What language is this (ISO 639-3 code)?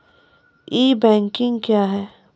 mai